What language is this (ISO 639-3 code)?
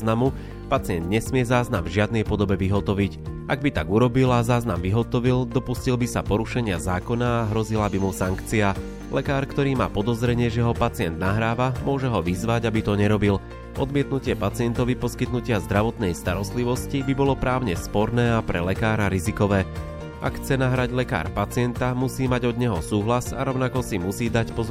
slk